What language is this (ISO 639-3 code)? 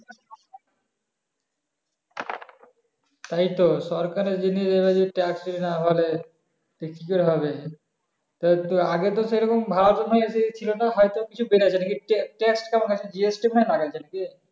ben